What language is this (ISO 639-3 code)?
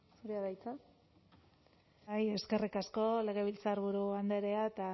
eus